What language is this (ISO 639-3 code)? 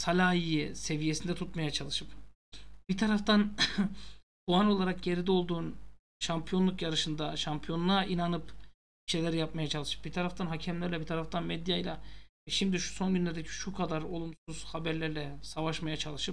tur